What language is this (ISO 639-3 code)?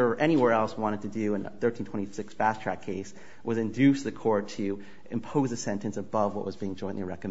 eng